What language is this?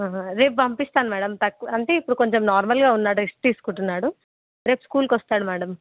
Telugu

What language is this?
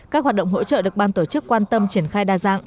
Vietnamese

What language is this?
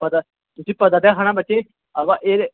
Dogri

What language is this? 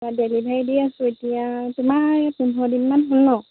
Assamese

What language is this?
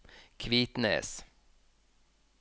Norwegian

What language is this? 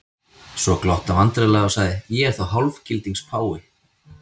Icelandic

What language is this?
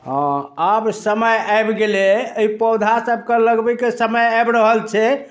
Maithili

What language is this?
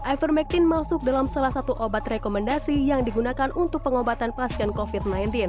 Indonesian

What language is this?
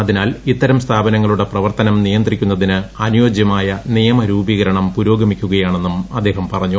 Malayalam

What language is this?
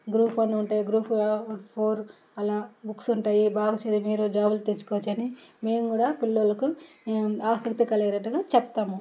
Telugu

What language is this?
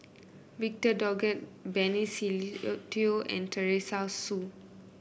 English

